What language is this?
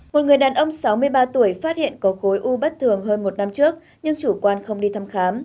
Vietnamese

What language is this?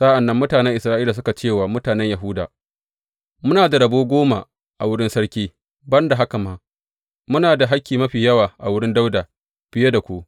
Hausa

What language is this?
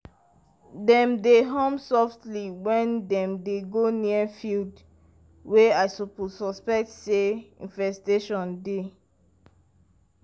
Nigerian Pidgin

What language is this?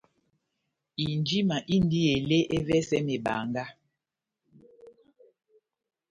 Batanga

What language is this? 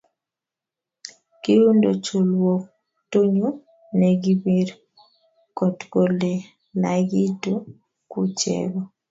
Kalenjin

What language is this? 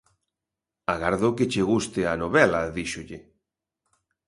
Galician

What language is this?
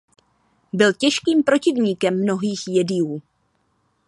Czech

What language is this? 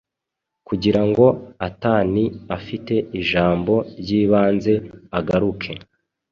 Kinyarwanda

